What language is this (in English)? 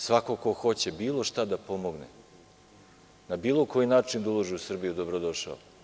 Serbian